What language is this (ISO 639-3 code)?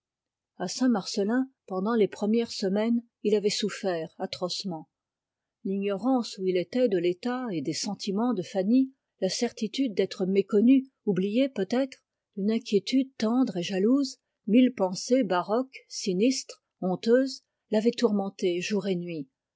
fra